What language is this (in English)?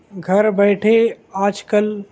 Urdu